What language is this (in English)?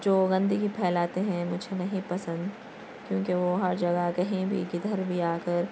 Urdu